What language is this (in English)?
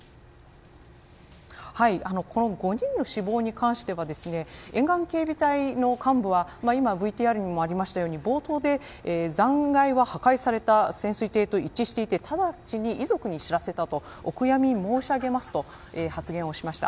Japanese